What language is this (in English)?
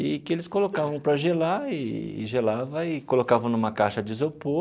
Portuguese